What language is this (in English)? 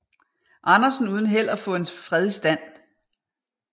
Danish